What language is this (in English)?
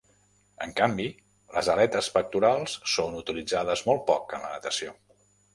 Catalan